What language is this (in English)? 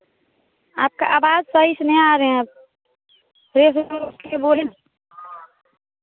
Hindi